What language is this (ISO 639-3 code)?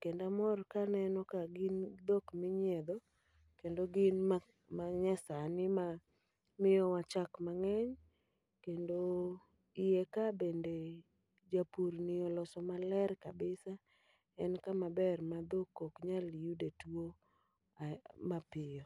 luo